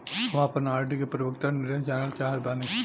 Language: Bhojpuri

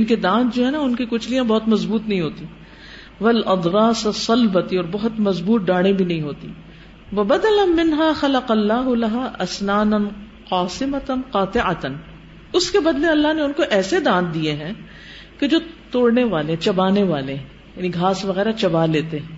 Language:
Urdu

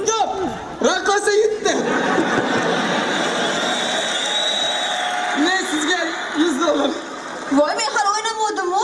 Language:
Turkish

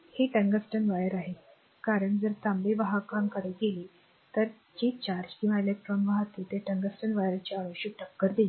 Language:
Marathi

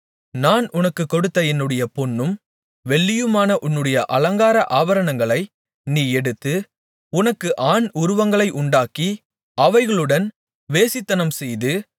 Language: Tamil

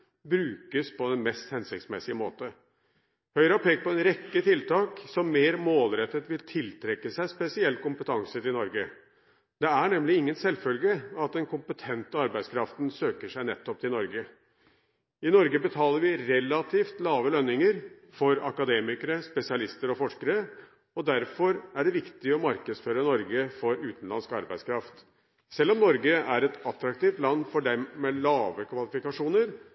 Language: Norwegian Bokmål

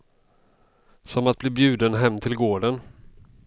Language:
Swedish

